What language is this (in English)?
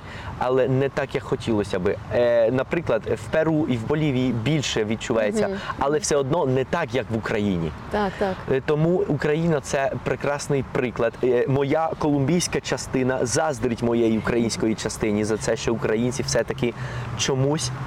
Ukrainian